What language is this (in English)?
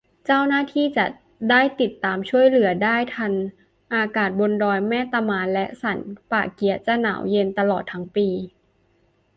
Thai